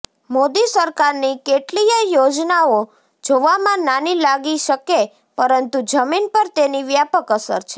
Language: Gujarati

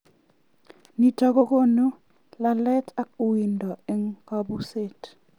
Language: Kalenjin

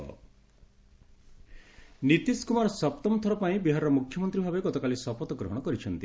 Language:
Odia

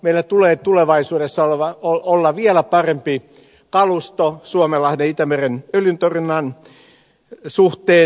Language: Finnish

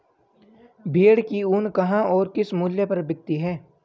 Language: Hindi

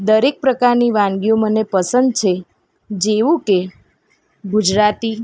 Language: Gujarati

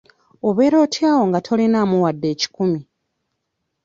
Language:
Ganda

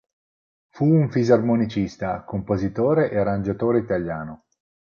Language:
Italian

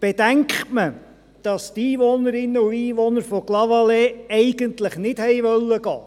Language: Swiss German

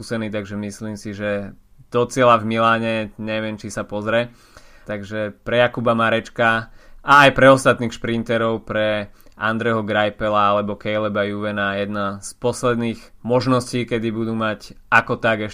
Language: Slovak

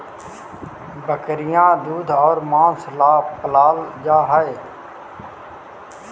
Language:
Magahi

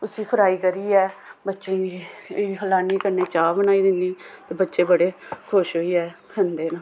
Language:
Dogri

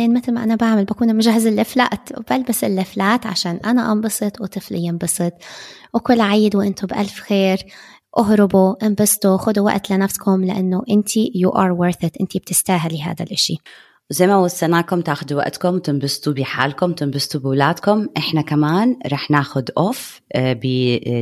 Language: Arabic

